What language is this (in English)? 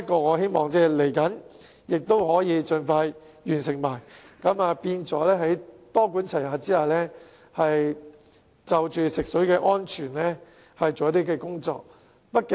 Cantonese